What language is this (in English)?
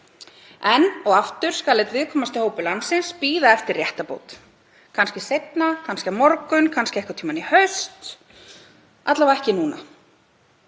Icelandic